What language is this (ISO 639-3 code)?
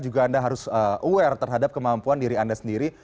ind